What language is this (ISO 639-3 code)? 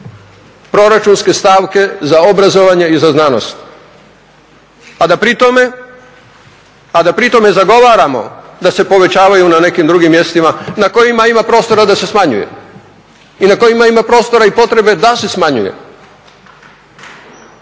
hrv